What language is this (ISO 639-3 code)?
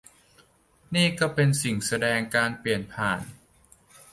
tha